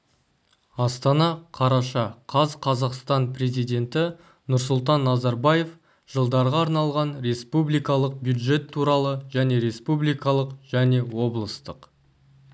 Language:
Kazakh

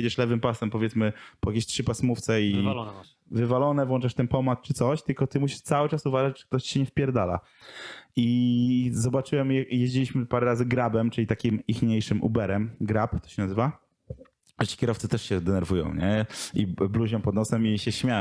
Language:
Polish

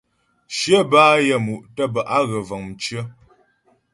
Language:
Ghomala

